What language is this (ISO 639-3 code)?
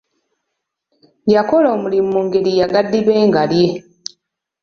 lug